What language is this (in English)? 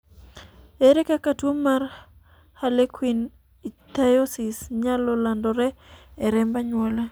Luo (Kenya and Tanzania)